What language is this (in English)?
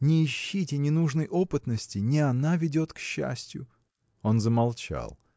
Russian